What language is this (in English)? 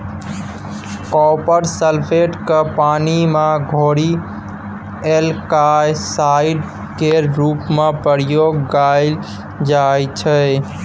Maithili